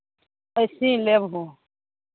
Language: Maithili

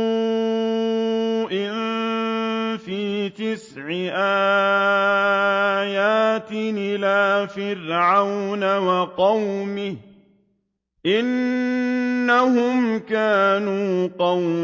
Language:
Arabic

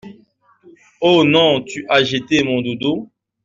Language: French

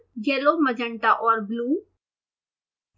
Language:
Hindi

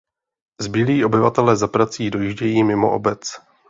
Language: Czech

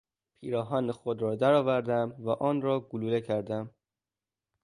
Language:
Persian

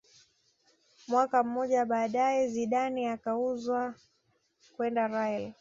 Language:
Swahili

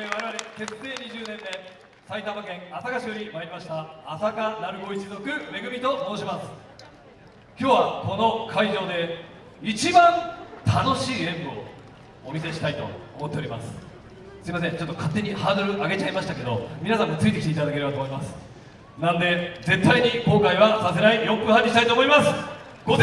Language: Japanese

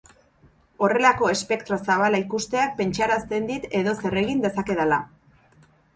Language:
Basque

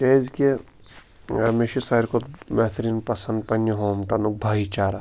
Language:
Kashmiri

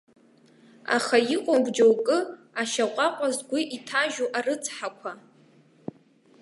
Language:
Abkhazian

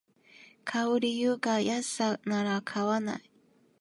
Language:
Japanese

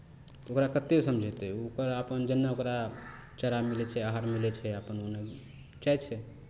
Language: Maithili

